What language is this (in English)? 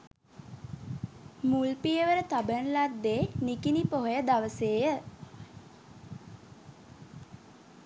Sinhala